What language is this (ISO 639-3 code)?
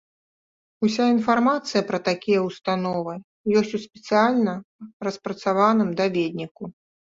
bel